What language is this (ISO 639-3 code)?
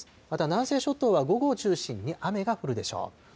jpn